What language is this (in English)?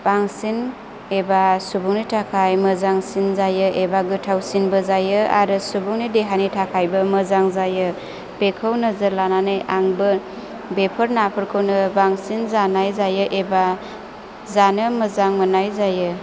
Bodo